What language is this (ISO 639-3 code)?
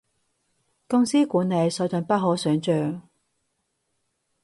yue